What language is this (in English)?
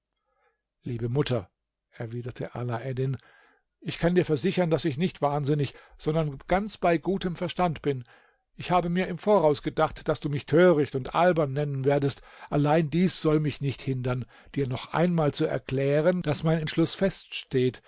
German